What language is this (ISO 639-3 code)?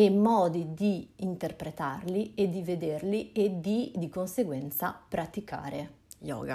ita